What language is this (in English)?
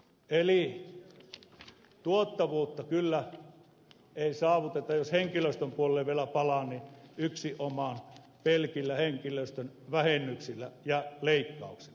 Finnish